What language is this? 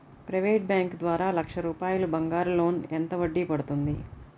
Telugu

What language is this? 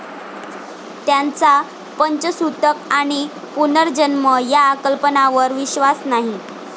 Marathi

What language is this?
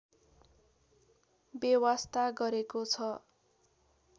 Nepali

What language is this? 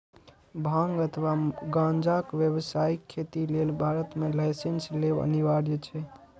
Maithili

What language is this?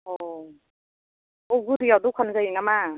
Bodo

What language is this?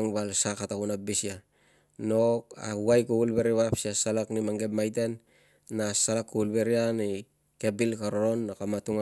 Tungag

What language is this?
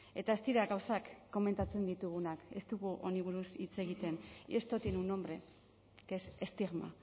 Basque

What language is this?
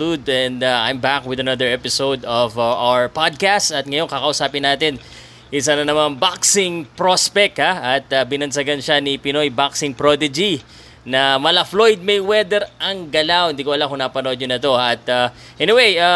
Filipino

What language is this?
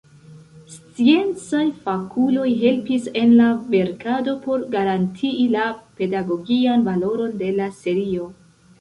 Esperanto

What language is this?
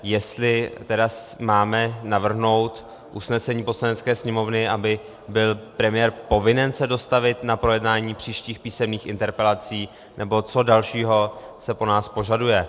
Czech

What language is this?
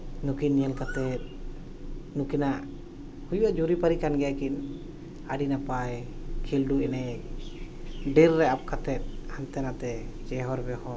Santali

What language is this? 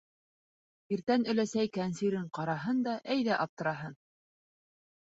Bashkir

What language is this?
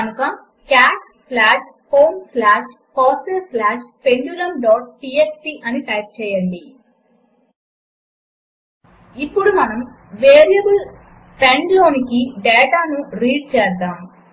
Telugu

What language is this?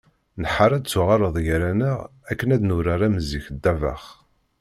Kabyle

